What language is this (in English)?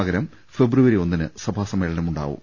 Malayalam